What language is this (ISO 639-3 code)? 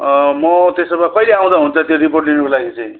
nep